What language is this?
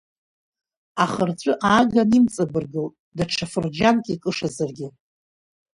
Abkhazian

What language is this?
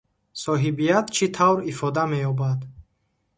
Tajik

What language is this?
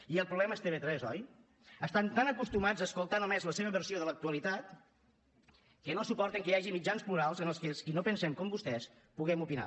Catalan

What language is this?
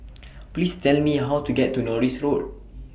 English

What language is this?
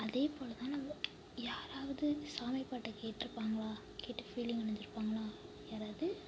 Tamil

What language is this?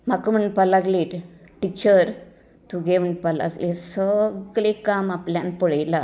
Konkani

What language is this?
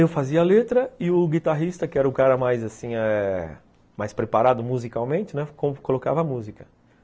Portuguese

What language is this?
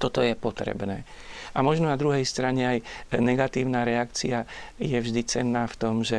Slovak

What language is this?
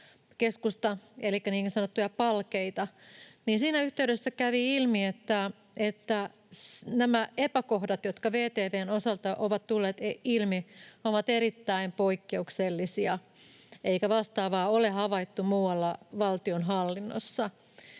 Finnish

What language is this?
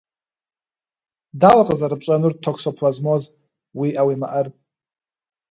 Kabardian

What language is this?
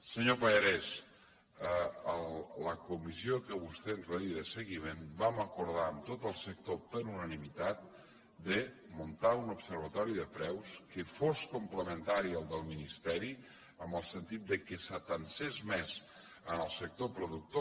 Catalan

